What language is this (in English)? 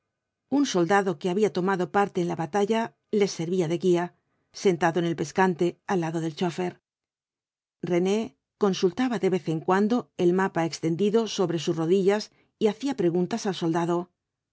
Spanish